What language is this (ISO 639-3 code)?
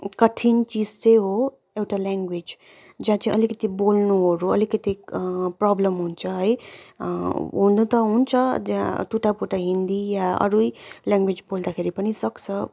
nep